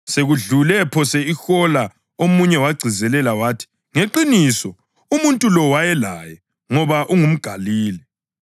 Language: North Ndebele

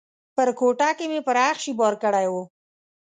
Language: Pashto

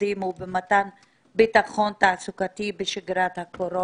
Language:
Hebrew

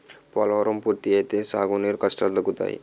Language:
Telugu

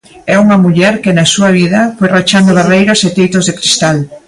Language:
Galician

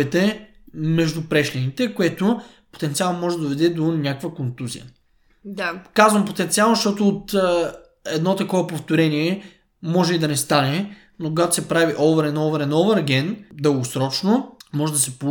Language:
Bulgarian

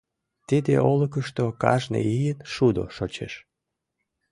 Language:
Mari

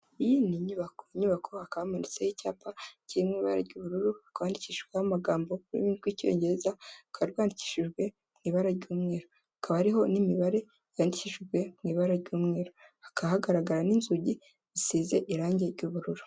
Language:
Kinyarwanda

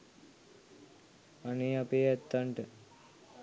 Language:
Sinhala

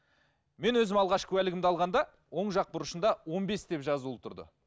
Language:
Kazakh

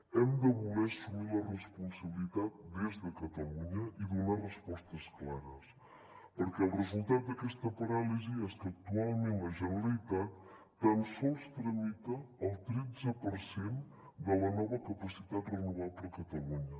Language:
Catalan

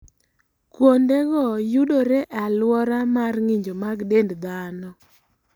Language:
Luo (Kenya and Tanzania)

